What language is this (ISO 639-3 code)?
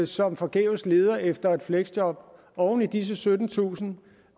dan